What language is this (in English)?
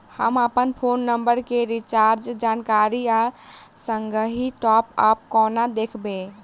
Maithili